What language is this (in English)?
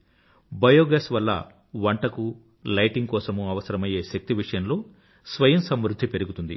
Telugu